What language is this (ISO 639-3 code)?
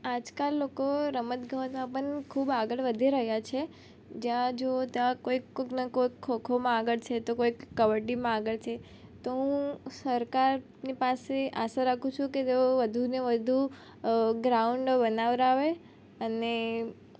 guj